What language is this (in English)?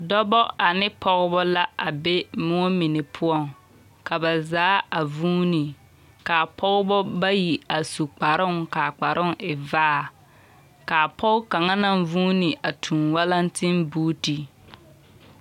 Southern Dagaare